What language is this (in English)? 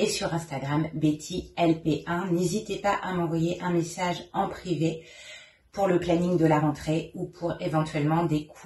French